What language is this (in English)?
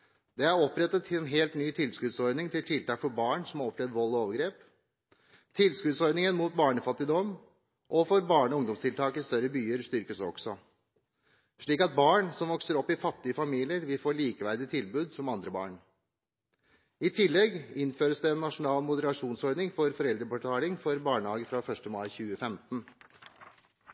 Norwegian Bokmål